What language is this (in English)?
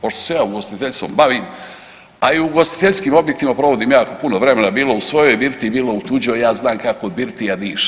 Croatian